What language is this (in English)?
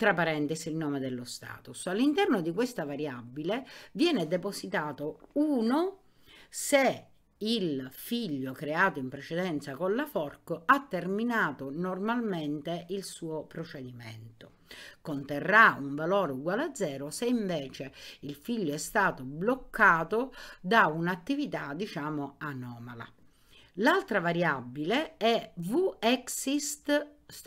Italian